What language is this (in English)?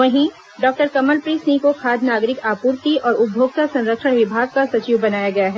Hindi